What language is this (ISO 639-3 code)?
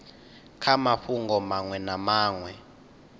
ven